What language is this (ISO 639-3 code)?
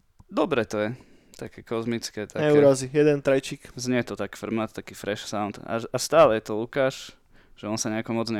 slk